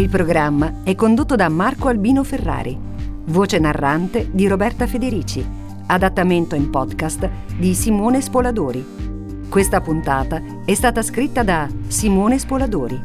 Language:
Italian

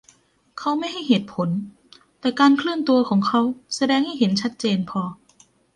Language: Thai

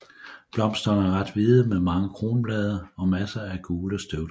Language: Danish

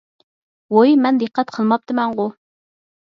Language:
Uyghur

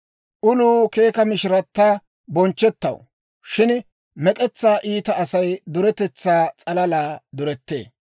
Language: Dawro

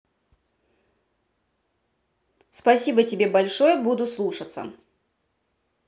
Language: Russian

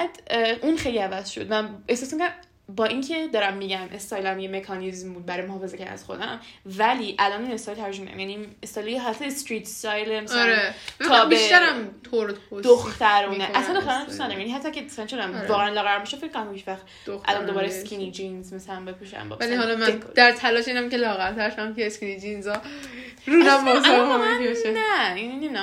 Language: Persian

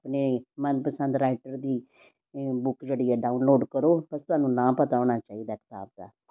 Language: Punjabi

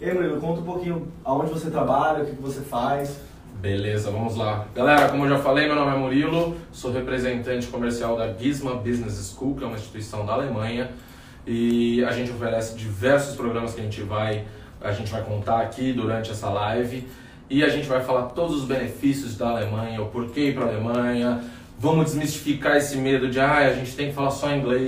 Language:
Portuguese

